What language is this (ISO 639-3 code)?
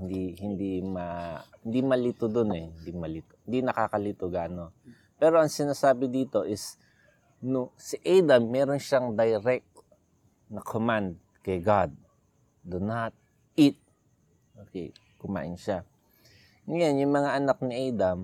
fil